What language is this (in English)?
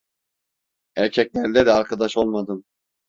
Turkish